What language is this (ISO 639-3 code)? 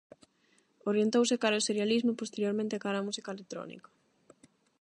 glg